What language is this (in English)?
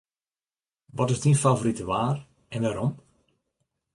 Western Frisian